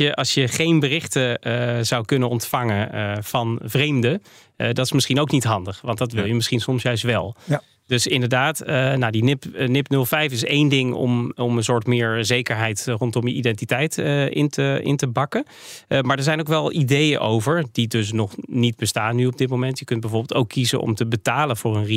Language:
Dutch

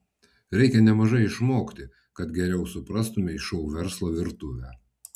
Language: Lithuanian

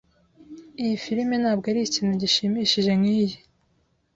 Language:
Kinyarwanda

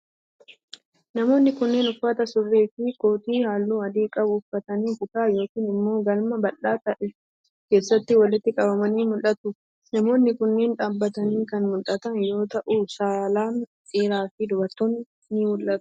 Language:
Oromo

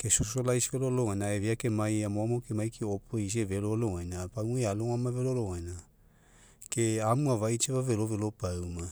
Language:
Mekeo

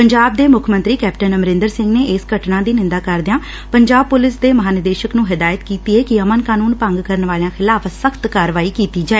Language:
Punjabi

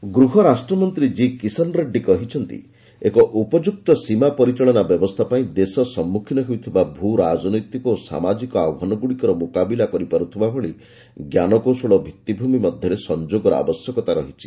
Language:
Odia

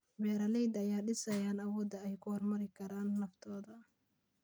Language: Somali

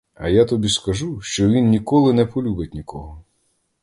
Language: Ukrainian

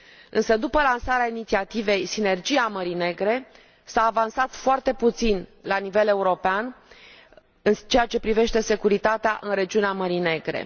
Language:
Romanian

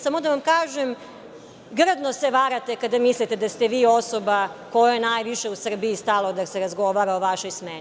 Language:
Serbian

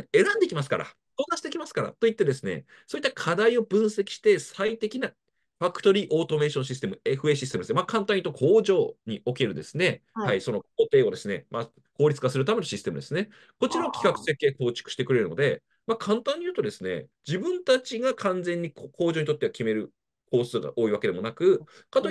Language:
Japanese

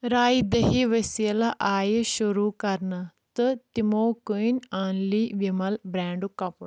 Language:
Kashmiri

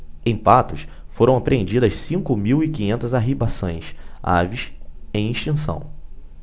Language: Portuguese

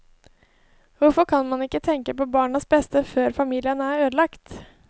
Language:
Norwegian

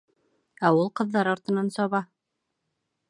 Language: Bashkir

